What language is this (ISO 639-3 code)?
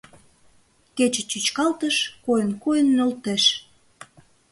chm